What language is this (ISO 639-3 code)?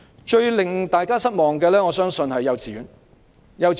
yue